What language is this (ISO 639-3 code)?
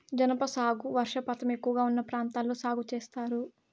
tel